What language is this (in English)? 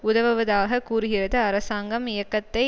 Tamil